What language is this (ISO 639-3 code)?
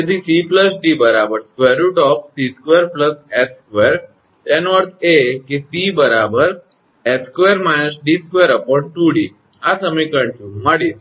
guj